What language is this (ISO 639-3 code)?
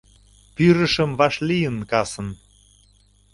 chm